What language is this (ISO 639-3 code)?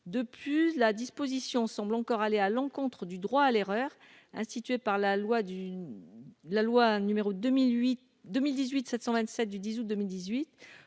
fra